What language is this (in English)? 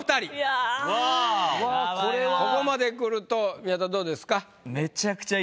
Japanese